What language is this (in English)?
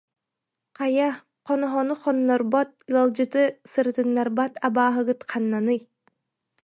Yakut